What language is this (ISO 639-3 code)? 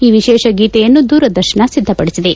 kan